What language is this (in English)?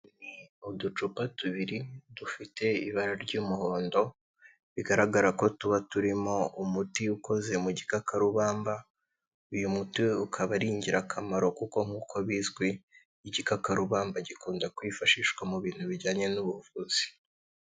Kinyarwanda